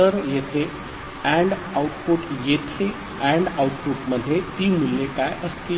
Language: Marathi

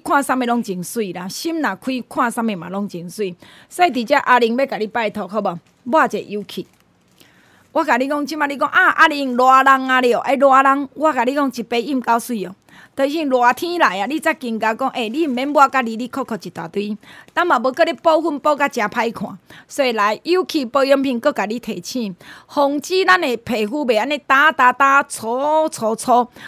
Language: Chinese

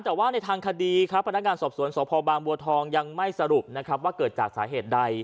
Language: Thai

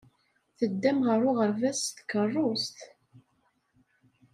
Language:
Kabyle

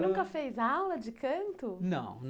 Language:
Portuguese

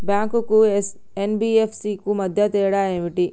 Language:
Telugu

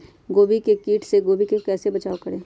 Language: Magahi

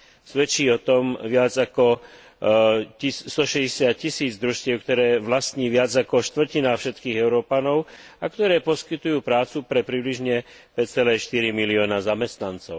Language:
Slovak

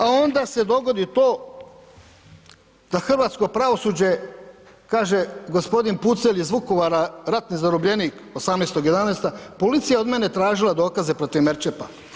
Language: Croatian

